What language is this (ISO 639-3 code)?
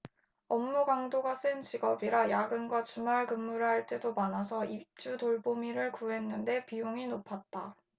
kor